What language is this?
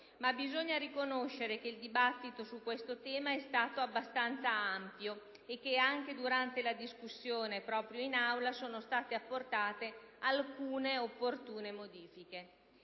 Italian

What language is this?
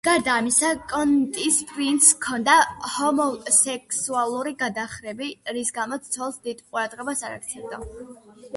Georgian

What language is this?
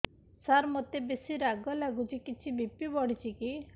Odia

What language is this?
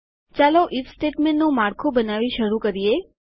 Gujarati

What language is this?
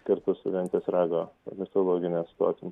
Lithuanian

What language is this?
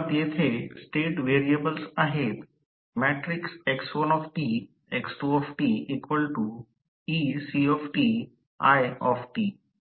Marathi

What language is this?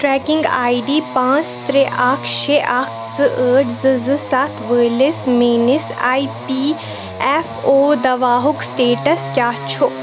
Kashmiri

